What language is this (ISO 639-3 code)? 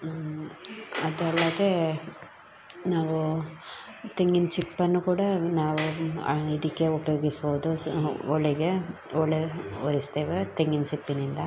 kan